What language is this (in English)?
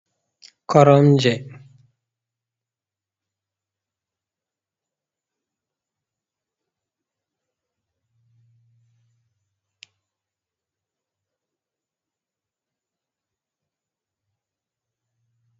Fula